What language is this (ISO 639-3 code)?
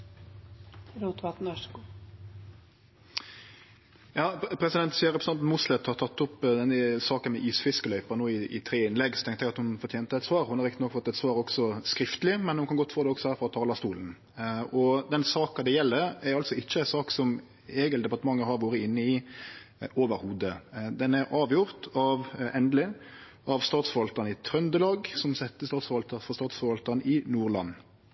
nor